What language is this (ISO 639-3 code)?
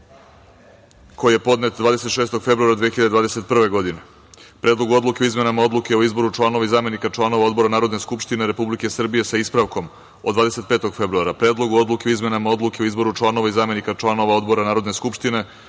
srp